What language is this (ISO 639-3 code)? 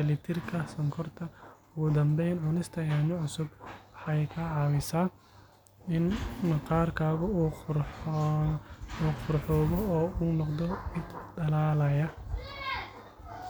som